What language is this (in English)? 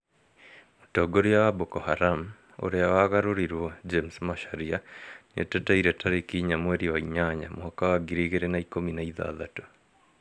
Kikuyu